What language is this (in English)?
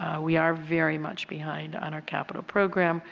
English